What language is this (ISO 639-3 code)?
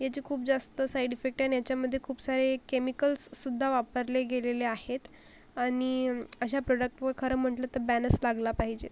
mar